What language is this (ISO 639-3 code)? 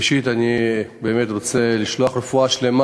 heb